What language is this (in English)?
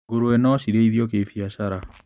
Kikuyu